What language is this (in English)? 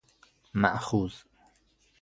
Persian